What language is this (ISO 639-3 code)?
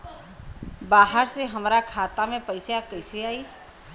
bho